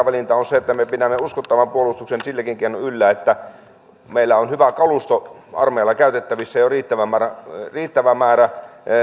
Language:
Finnish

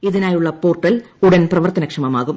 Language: Malayalam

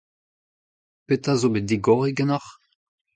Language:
Breton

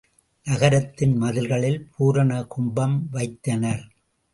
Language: Tamil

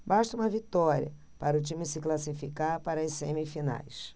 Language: Portuguese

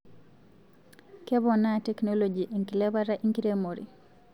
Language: Masai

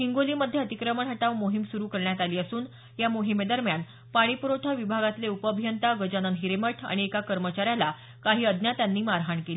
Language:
Marathi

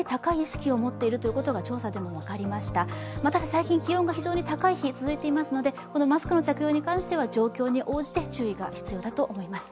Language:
Japanese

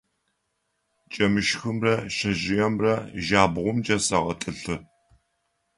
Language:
Adyghe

